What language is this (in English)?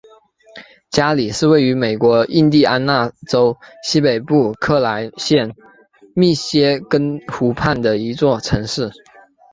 Chinese